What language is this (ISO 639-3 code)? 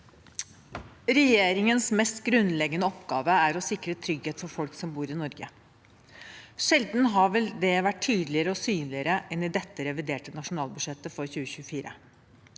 nor